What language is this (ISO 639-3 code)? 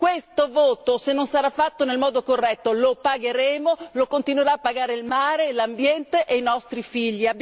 ita